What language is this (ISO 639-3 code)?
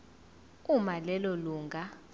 zul